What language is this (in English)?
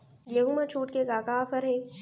Chhattisgarhi